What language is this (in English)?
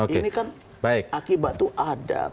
Indonesian